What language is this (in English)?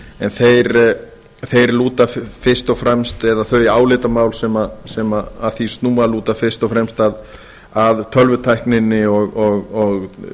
Icelandic